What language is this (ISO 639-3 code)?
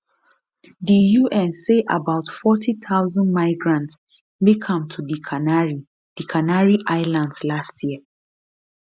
pcm